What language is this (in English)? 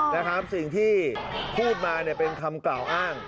Thai